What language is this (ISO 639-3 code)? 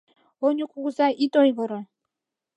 chm